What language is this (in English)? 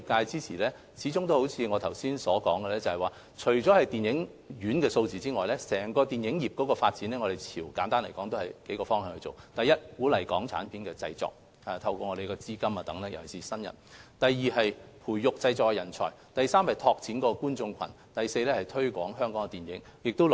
Cantonese